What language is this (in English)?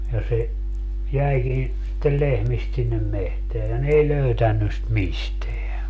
Finnish